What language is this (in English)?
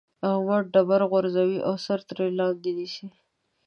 Pashto